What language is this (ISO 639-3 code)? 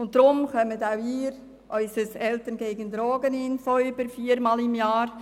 gsw